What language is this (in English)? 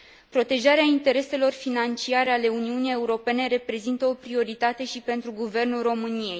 Romanian